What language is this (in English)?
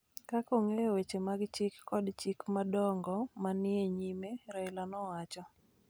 Luo (Kenya and Tanzania)